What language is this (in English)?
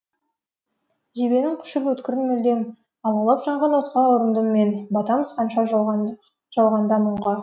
Kazakh